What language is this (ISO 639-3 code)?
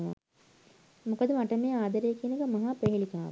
sin